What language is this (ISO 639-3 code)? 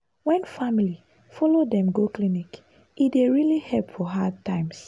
pcm